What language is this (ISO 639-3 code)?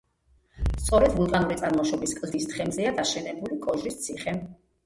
kat